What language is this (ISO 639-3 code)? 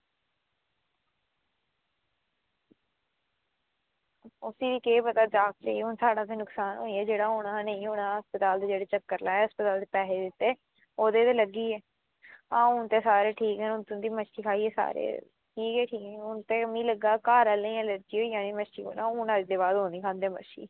doi